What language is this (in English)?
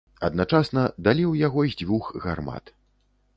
Belarusian